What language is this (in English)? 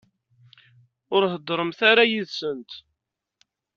Kabyle